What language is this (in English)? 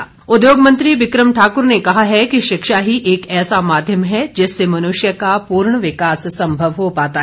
Hindi